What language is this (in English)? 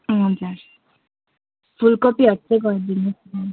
Nepali